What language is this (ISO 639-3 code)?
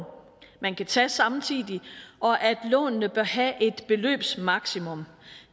dan